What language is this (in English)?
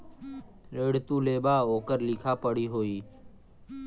Bhojpuri